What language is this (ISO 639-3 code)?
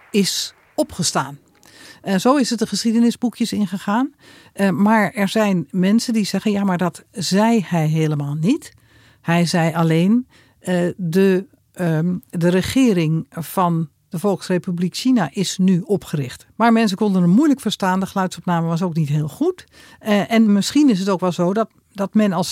nld